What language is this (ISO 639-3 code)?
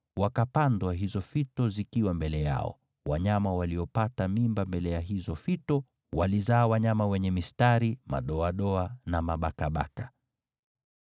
swa